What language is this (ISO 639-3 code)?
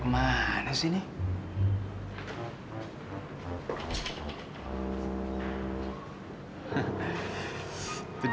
ind